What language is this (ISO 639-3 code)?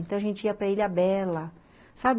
por